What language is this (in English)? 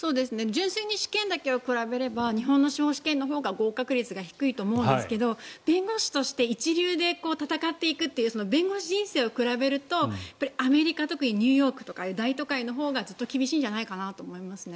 Japanese